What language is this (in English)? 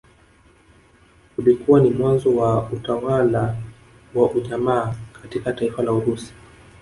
Swahili